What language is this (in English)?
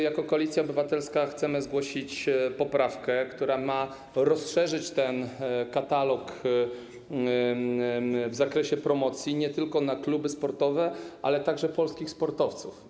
Polish